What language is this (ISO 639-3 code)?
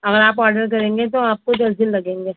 urd